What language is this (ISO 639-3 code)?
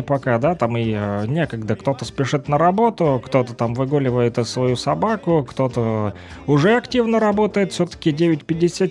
rus